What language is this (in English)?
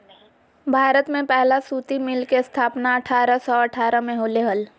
Magahi